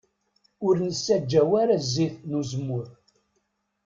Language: Kabyle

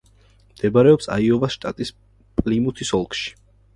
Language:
Georgian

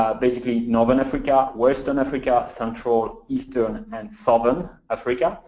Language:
English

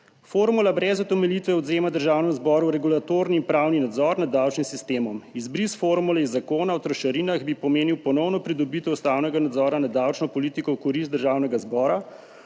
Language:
Slovenian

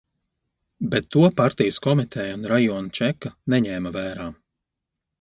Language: Latvian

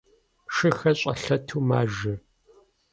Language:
Kabardian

